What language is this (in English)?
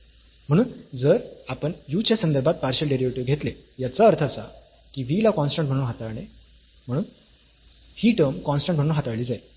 Marathi